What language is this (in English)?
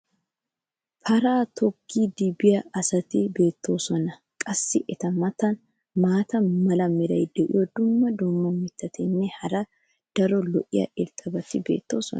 Wolaytta